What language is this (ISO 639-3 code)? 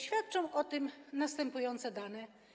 pol